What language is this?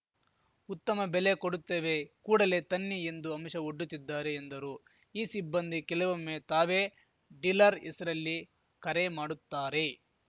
Kannada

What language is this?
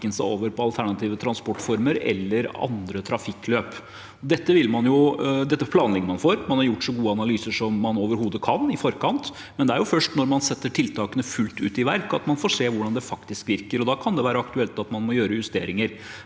Norwegian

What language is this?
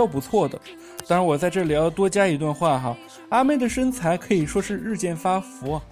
Chinese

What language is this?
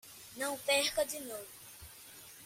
Portuguese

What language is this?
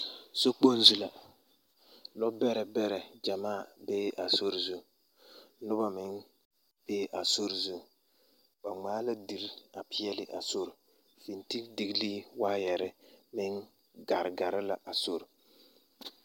Southern Dagaare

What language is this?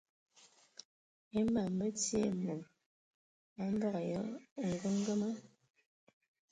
Ewondo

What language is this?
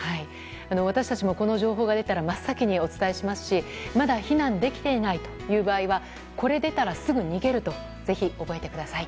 Japanese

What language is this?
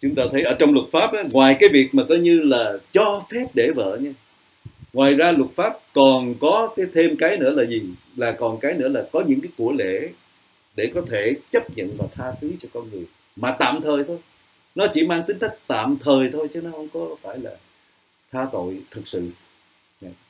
Vietnamese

